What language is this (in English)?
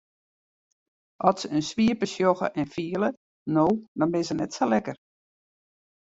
Western Frisian